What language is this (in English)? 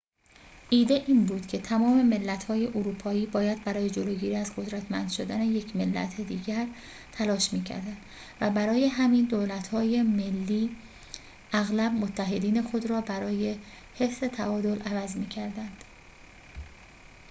Persian